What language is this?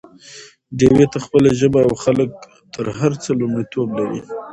Pashto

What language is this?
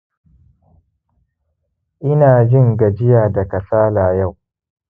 Hausa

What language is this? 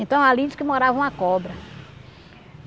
Portuguese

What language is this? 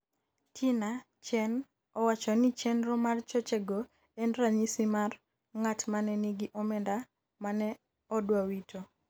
Luo (Kenya and Tanzania)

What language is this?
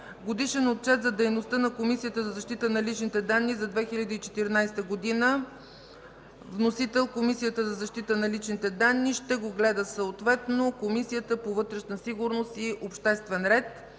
Bulgarian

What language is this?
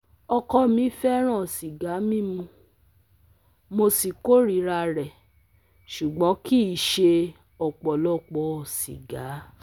Yoruba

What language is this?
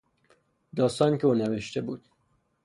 Persian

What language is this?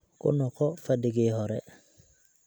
Somali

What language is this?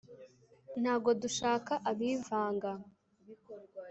Kinyarwanda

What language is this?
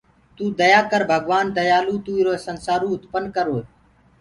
Gurgula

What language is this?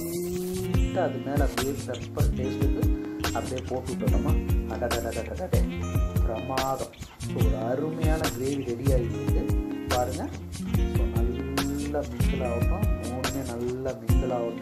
Romanian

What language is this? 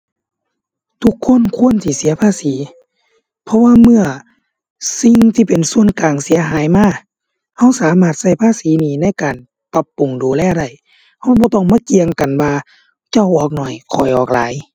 Thai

